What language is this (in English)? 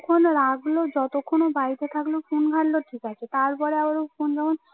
Bangla